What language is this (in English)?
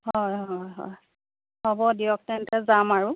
Assamese